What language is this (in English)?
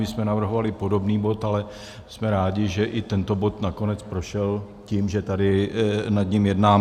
Czech